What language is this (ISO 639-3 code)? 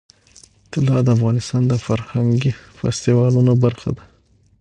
pus